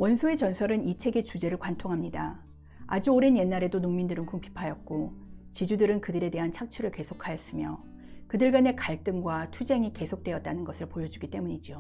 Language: Korean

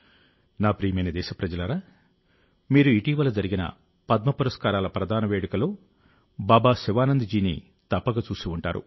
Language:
Telugu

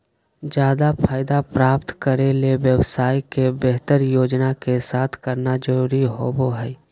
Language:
Magahi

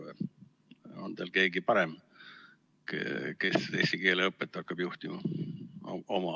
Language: Estonian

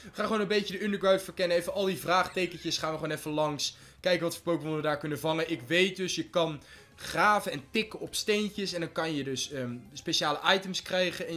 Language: Dutch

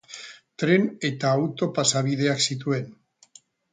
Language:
Basque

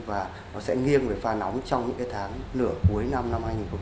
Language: Vietnamese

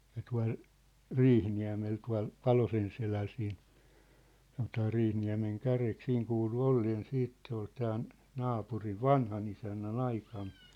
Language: Finnish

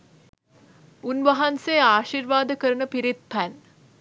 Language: Sinhala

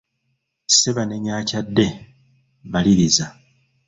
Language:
Ganda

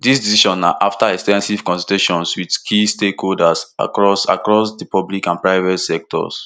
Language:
Nigerian Pidgin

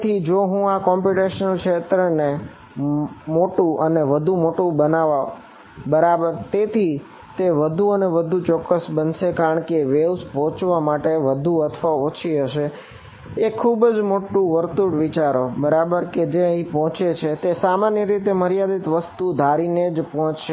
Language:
Gujarati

